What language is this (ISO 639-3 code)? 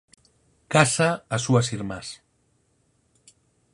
glg